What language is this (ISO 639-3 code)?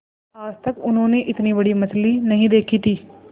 hin